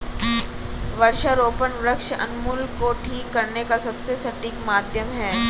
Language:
Hindi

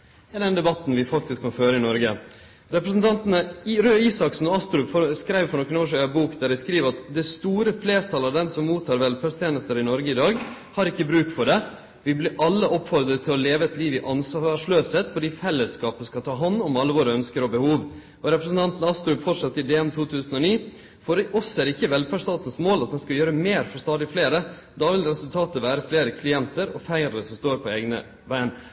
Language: Norwegian Nynorsk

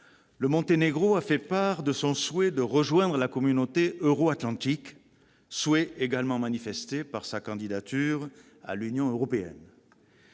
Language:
French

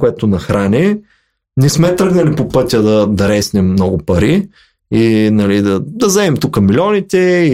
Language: Bulgarian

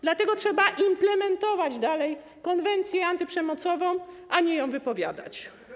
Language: Polish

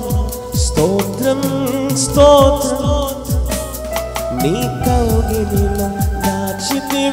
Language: Telugu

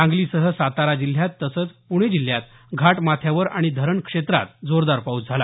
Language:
Marathi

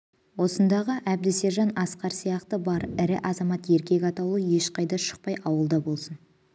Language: Kazakh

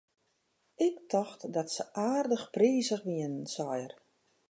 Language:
Western Frisian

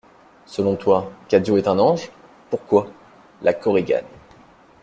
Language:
French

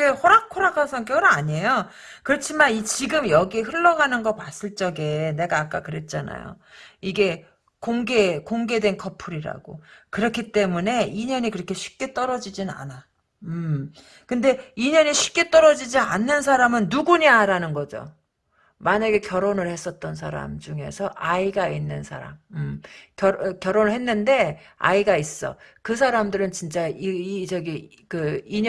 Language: Korean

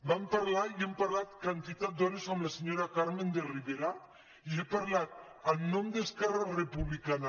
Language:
Catalan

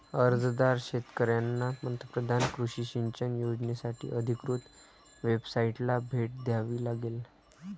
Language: Marathi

